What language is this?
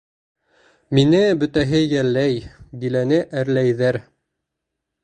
Bashkir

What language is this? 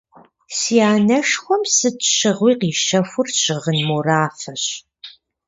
Kabardian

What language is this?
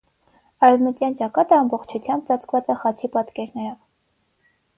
Armenian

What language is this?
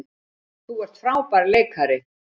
Icelandic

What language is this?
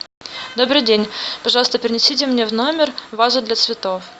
Russian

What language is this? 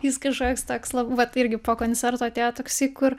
Lithuanian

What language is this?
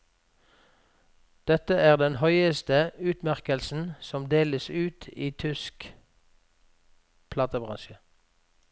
Norwegian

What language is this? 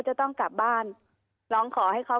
Thai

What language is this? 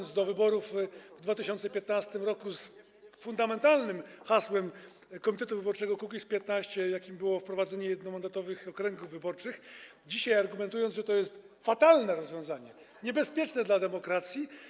Polish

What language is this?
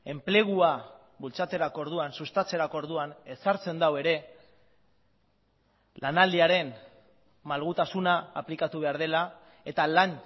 Basque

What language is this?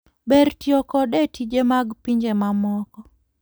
Luo (Kenya and Tanzania)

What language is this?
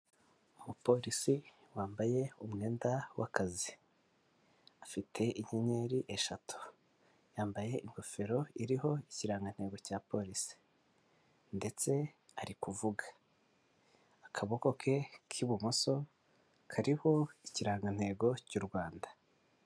Kinyarwanda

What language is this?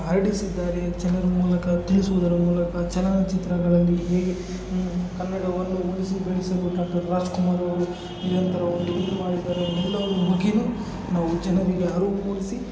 Kannada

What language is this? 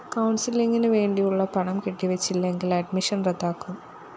Malayalam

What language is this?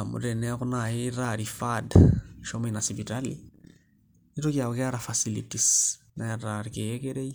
Masai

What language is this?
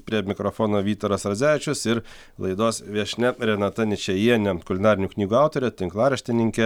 Lithuanian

